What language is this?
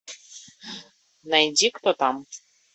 Russian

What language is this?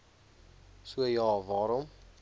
Afrikaans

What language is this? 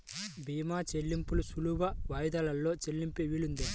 Telugu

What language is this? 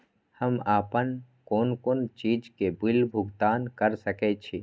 Maithili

